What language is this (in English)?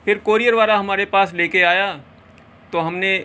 Urdu